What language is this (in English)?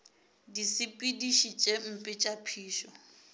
Northern Sotho